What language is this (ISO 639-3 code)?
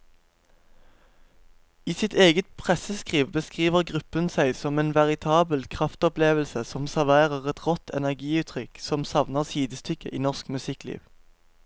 nor